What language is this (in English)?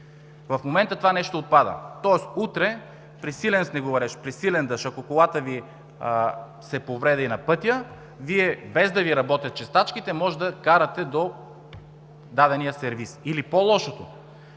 Bulgarian